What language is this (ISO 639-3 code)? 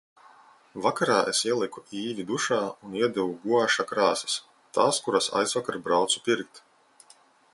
lav